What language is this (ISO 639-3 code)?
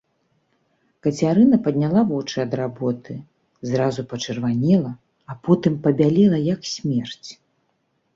bel